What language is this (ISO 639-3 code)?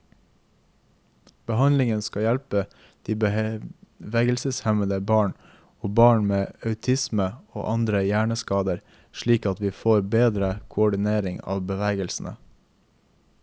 nor